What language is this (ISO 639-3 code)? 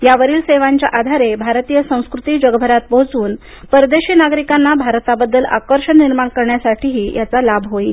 mar